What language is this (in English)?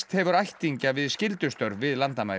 Icelandic